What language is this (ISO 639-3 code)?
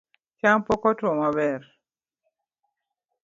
luo